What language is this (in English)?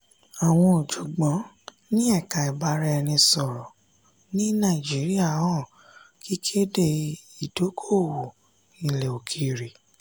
Yoruba